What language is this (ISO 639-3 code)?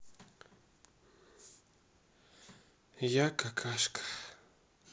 rus